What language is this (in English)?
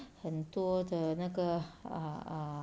English